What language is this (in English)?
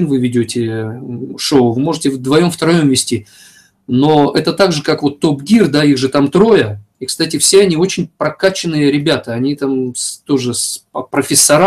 Russian